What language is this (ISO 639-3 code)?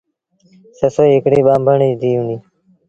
sbn